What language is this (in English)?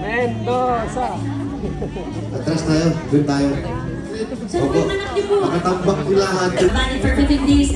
Filipino